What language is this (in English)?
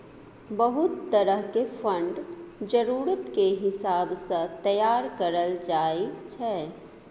Maithili